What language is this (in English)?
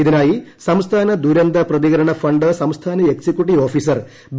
Malayalam